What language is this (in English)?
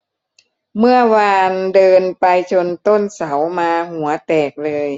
Thai